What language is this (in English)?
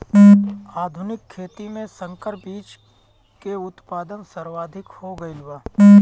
Bhojpuri